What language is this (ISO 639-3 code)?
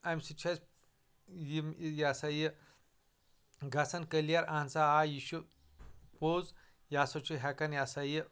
kas